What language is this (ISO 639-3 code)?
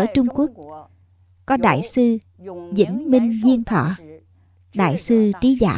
vie